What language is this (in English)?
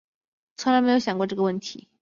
Chinese